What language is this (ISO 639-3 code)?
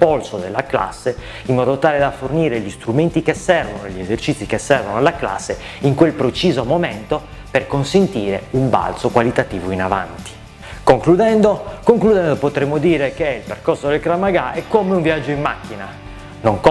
ita